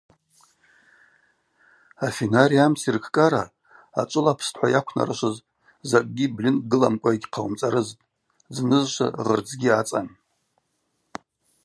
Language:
Abaza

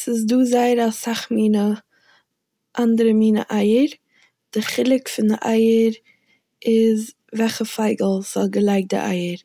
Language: Yiddish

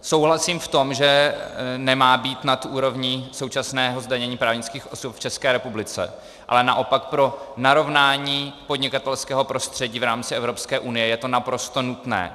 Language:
Czech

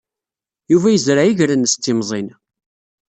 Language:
Kabyle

